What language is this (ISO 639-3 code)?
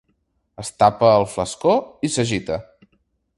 cat